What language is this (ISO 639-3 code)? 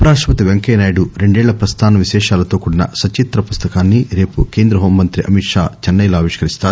tel